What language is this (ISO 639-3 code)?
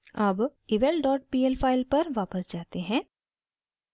hin